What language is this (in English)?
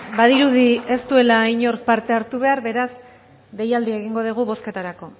Basque